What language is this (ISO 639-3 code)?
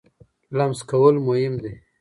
pus